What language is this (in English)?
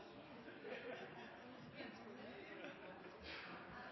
Norwegian Bokmål